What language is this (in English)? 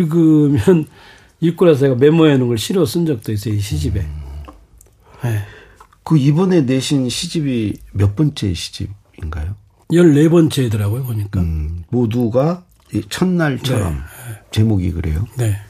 Korean